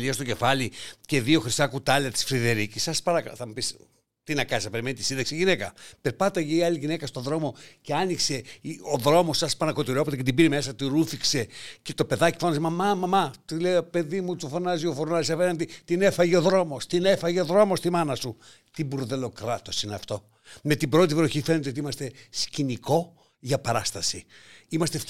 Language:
Greek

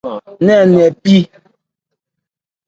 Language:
Ebrié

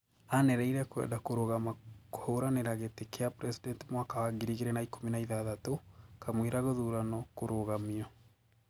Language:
Kikuyu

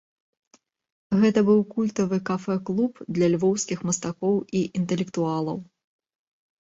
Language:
Belarusian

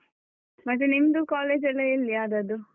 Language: Kannada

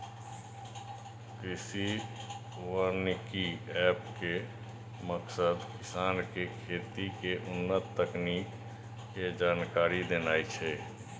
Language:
Maithili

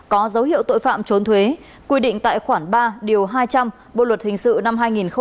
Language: Vietnamese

